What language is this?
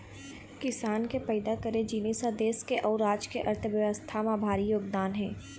Chhattisgarhi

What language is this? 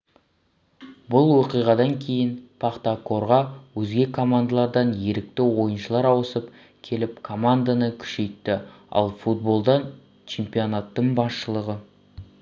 Kazakh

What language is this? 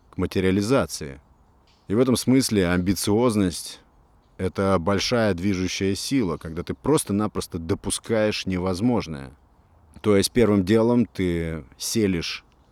Russian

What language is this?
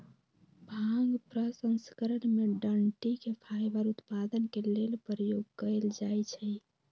Magahi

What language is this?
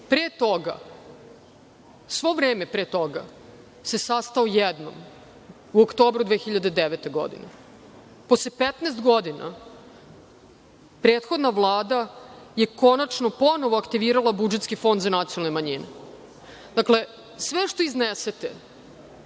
Serbian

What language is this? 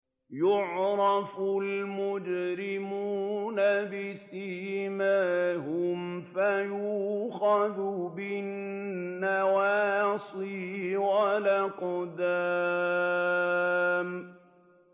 Arabic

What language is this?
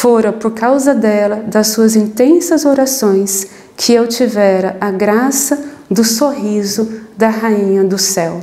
Portuguese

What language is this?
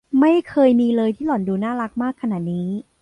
Thai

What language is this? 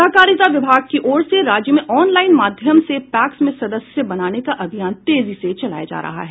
Hindi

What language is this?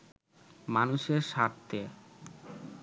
Bangla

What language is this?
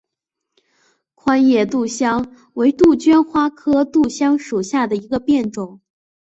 Chinese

